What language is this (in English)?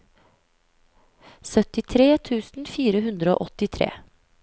Norwegian